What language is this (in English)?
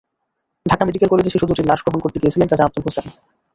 Bangla